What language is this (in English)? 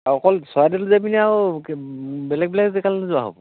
Assamese